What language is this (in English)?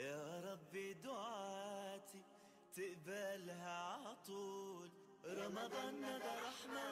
Arabic